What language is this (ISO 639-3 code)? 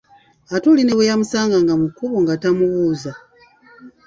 lug